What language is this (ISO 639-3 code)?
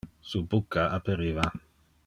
ina